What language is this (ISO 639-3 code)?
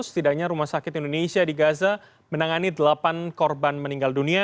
ind